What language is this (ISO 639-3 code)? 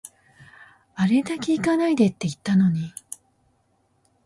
jpn